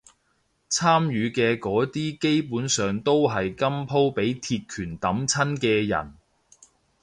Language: Cantonese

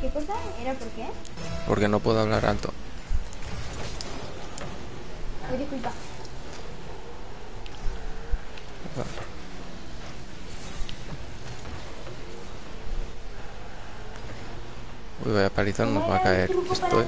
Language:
Spanish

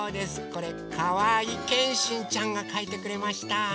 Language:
Japanese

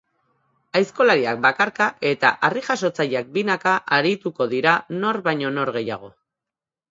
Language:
Basque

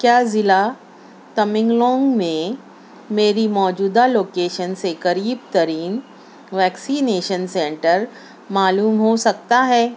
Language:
Urdu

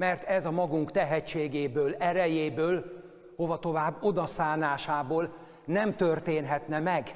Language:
Hungarian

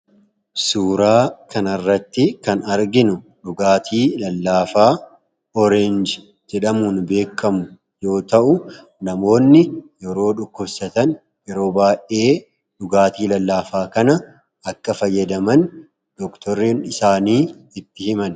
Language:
Oromo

